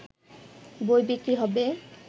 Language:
Bangla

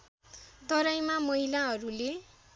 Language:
Nepali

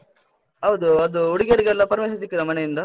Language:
Kannada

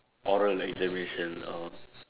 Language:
English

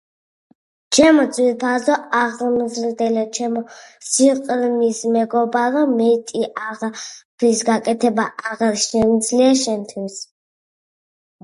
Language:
Georgian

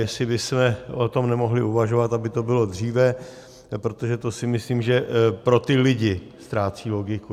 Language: Czech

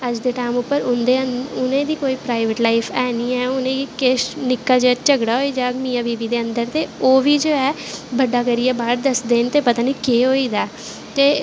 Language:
Dogri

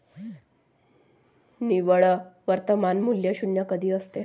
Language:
Marathi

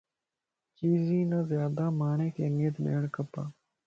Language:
Lasi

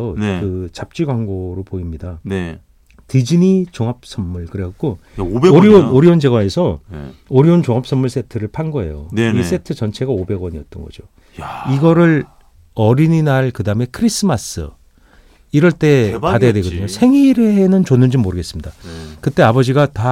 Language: Korean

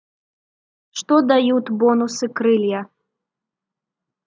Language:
Russian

